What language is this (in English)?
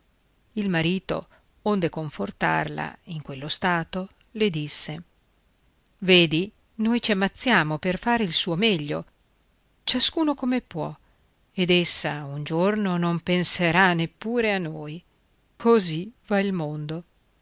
Italian